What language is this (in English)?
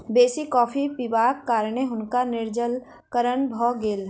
Maithili